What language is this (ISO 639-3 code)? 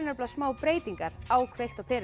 isl